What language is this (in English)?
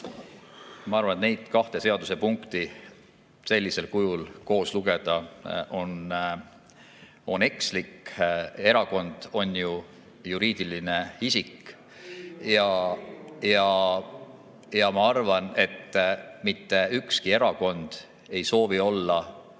Estonian